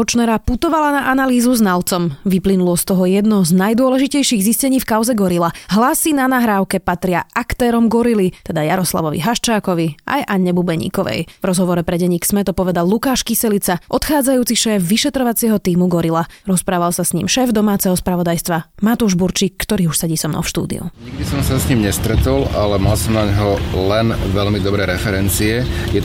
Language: Slovak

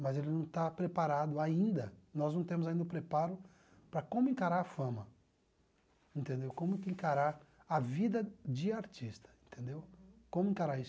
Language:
Portuguese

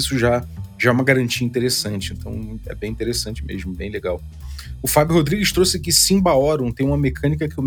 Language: Portuguese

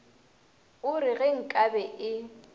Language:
Northern Sotho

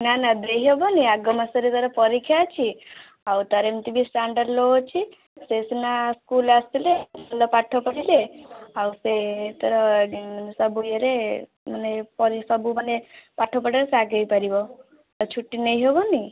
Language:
Odia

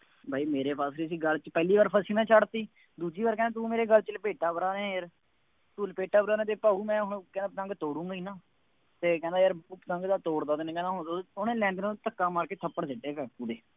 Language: Punjabi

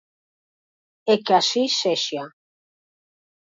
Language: Galician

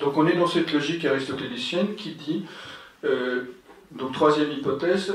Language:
French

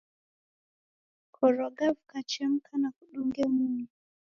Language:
Taita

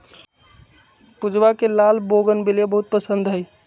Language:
Magahi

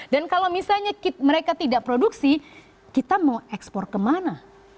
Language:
Indonesian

